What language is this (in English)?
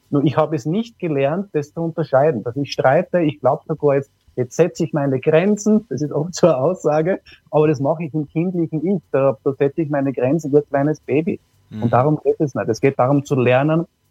German